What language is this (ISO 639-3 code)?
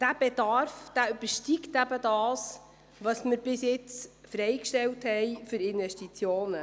gsw